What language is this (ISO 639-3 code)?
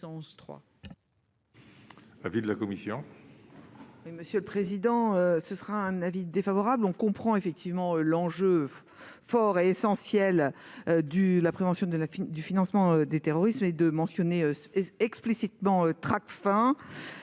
fra